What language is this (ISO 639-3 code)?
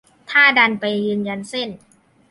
tha